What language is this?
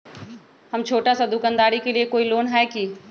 Magahi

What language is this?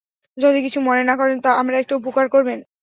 Bangla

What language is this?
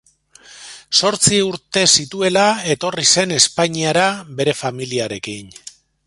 Basque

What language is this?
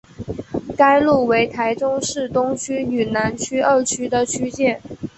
Chinese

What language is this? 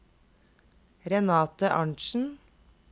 Norwegian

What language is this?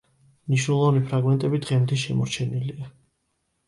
Georgian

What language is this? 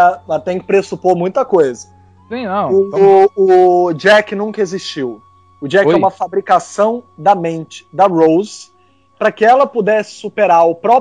Portuguese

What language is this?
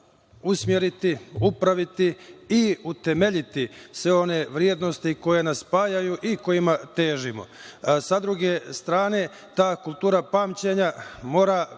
Serbian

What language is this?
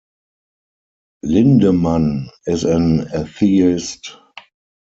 English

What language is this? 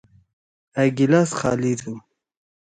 Torwali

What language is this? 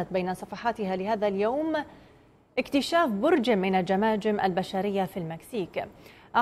Arabic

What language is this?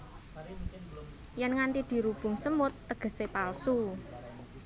Javanese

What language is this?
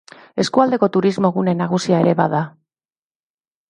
Basque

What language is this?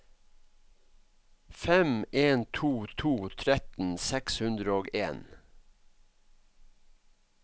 Norwegian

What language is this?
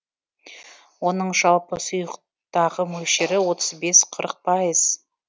Kazakh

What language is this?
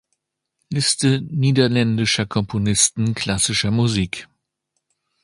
German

